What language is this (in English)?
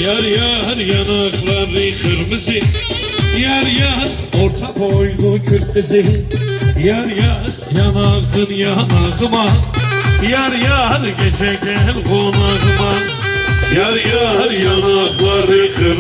Turkish